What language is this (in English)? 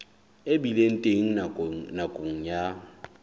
Southern Sotho